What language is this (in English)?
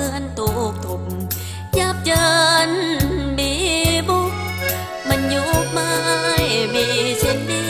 Thai